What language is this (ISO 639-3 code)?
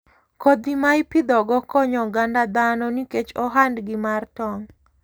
luo